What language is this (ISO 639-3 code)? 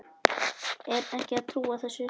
isl